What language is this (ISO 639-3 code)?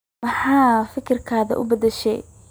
som